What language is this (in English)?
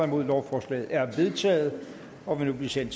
Danish